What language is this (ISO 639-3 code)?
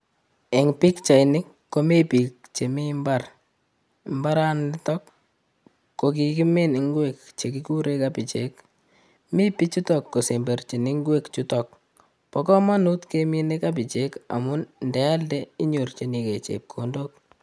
kln